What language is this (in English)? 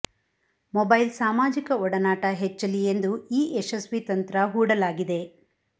Kannada